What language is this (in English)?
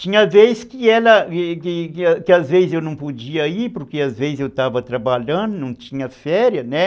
Portuguese